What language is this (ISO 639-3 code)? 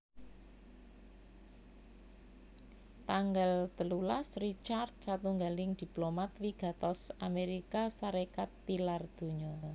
jav